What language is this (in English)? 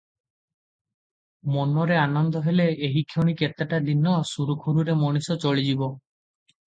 Odia